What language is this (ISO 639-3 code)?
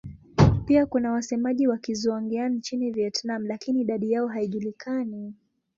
swa